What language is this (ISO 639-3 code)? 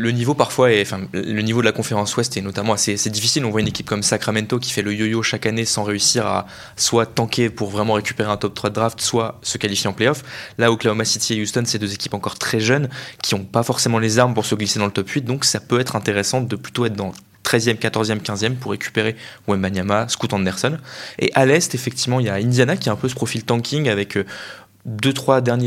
fra